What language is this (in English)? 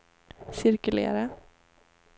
Swedish